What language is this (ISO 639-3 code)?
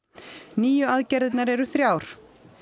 isl